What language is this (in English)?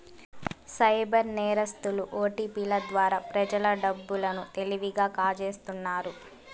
Telugu